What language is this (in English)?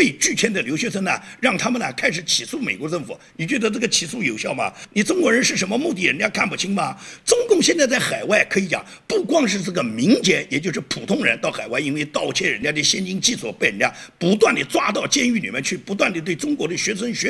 Chinese